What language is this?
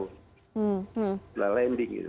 Indonesian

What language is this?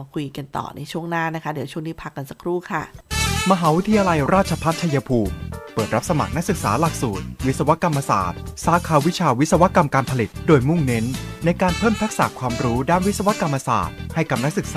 Thai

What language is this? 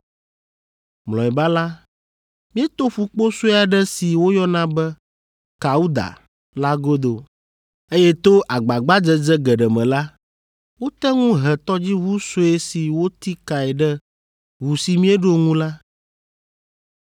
Ewe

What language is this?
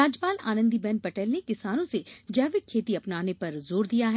Hindi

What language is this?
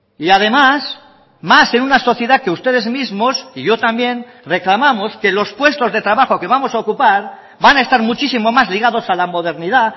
Spanish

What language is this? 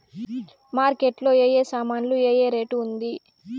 Telugu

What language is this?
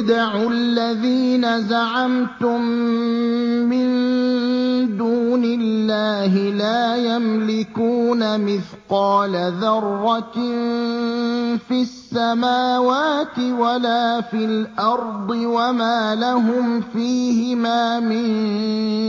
Arabic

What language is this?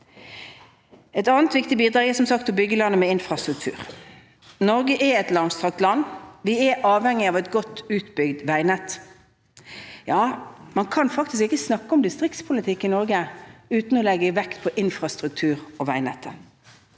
Norwegian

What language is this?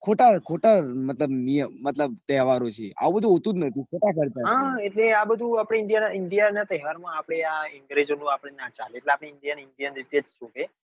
Gujarati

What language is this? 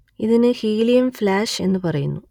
Malayalam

